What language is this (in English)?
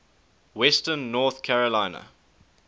English